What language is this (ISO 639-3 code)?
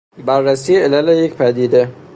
fas